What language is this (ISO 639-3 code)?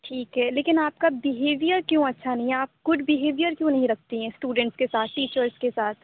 urd